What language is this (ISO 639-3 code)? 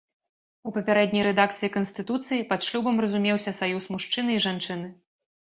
bel